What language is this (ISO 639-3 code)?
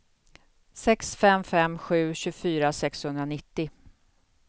swe